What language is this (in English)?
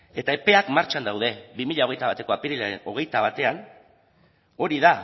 Basque